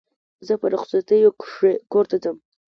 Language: Pashto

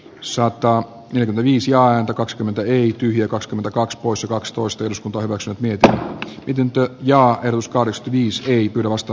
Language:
Finnish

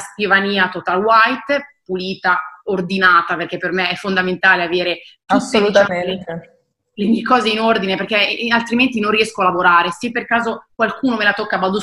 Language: Italian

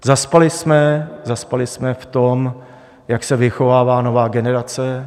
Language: Czech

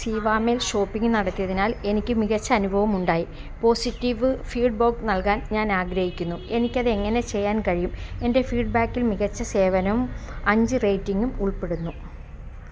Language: Malayalam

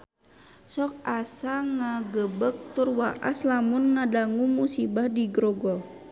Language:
Sundanese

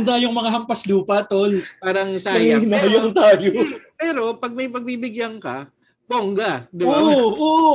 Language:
Filipino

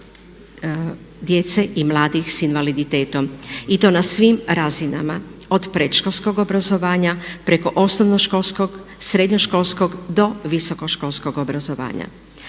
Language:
Croatian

